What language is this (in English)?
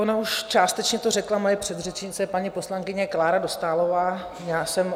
Czech